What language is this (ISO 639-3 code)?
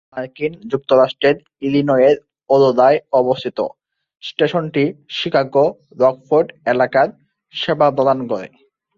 ben